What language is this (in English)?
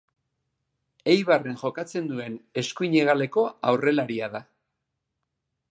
Basque